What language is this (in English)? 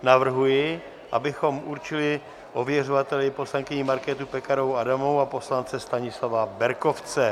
Czech